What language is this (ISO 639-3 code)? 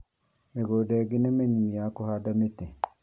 kik